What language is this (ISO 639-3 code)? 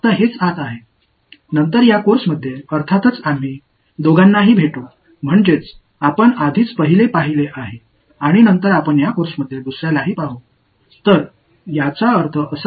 tam